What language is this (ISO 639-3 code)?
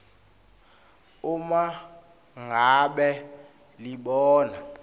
ssw